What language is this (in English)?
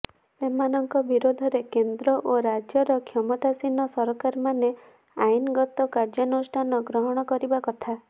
Odia